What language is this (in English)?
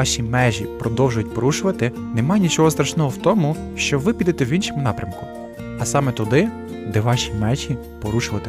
Ukrainian